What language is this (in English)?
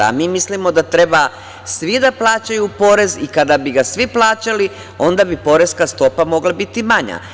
Serbian